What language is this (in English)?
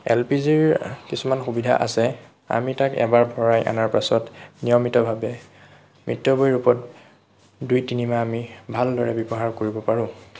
Assamese